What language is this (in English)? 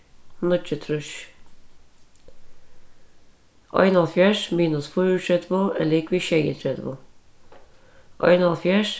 Faroese